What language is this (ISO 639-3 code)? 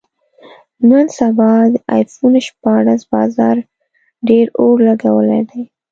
pus